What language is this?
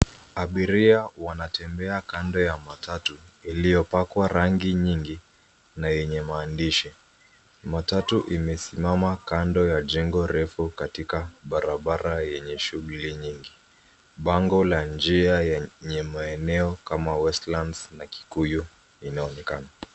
Swahili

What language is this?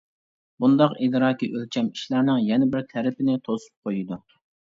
Uyghur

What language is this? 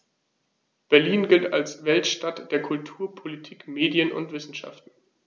German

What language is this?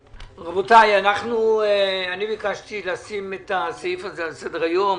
Hebrew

